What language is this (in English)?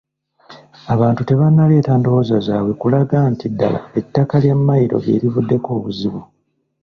Ganda